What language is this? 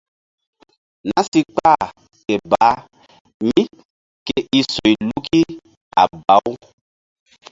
Mbum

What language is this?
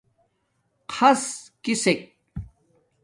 Domaaki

